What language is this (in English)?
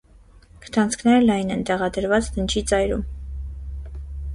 Armenian